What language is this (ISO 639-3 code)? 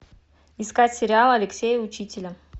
rus